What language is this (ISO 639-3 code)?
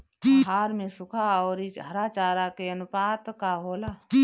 bho